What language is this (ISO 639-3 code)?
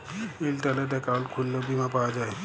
ben